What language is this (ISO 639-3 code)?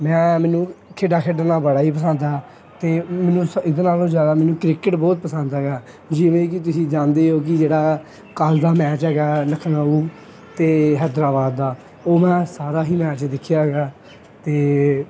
pan